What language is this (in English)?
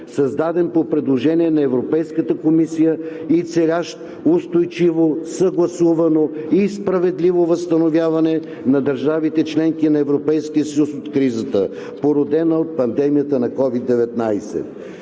Bulgarian